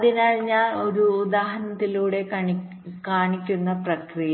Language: Malayalam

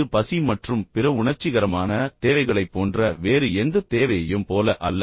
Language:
Tamil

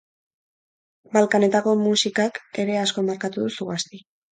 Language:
Basque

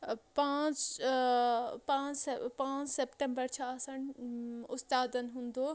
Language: Kashmiri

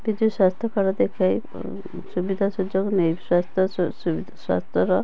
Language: Odia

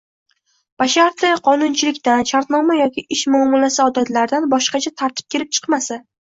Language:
Uzbek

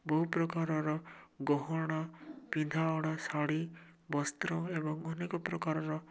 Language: Odia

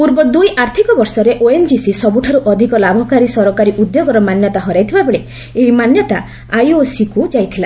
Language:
Odia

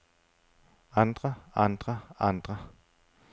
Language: Danish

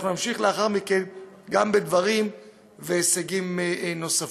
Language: Hebrew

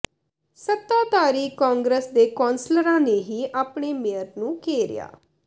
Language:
Punjabi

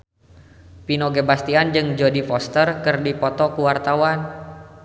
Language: Sundanese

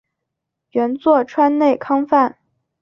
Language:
Chinese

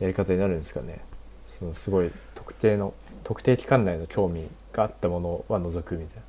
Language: Japanese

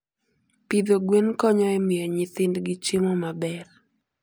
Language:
Luo (Kenya and Tanzania)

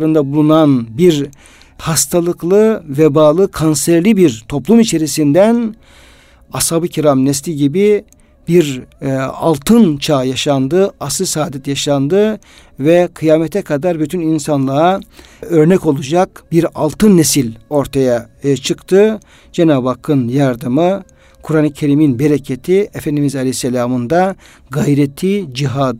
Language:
Turkish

